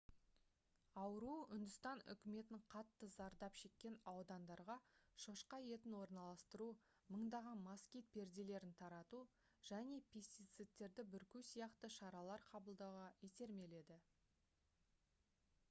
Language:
Kazakh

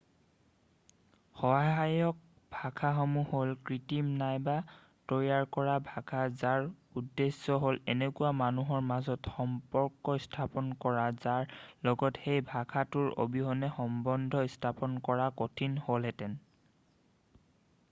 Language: Assamese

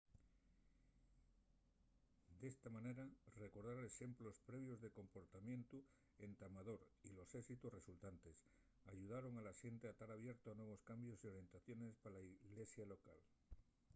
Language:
Asturian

